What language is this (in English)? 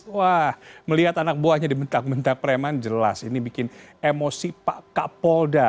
Indonesian